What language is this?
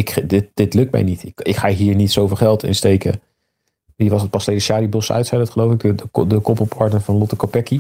Dutch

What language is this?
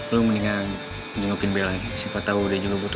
Indonesian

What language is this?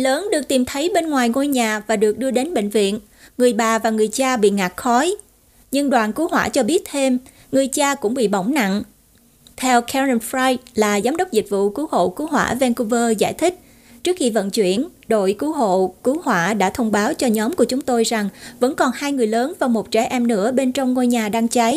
Vietnamese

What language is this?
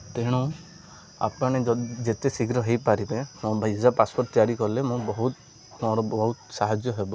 Odia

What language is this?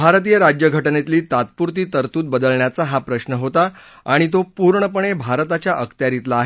Marathi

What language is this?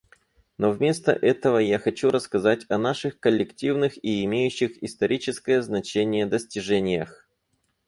Russian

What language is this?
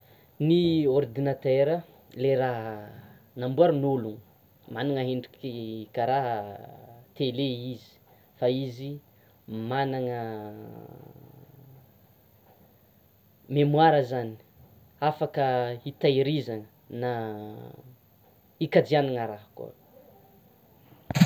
Tsimihety Malagasy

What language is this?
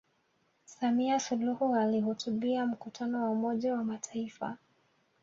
Swahili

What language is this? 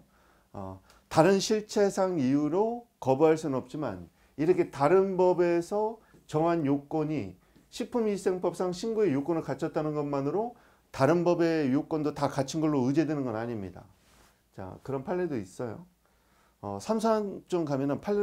Korean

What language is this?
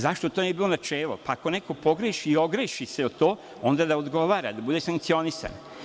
Serbian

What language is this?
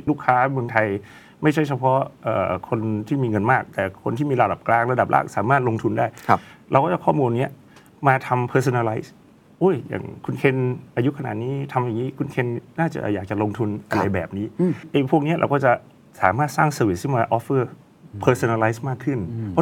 Thai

